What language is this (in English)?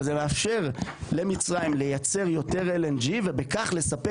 Hebrew